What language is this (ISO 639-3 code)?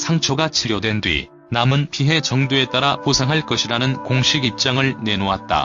kor